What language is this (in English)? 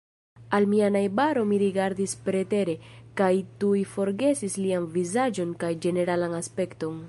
Esperanto